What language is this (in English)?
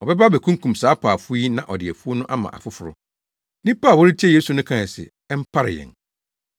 Akan